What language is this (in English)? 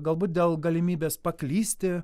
Lithuanian